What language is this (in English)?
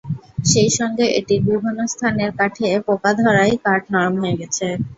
Bangla